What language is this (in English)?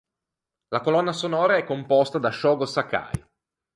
Italian